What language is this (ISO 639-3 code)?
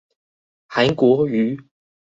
zho